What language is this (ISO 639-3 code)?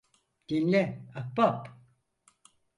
tur